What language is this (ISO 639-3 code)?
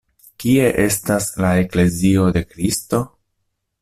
epo